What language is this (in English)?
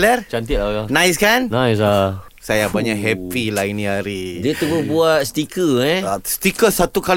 Malay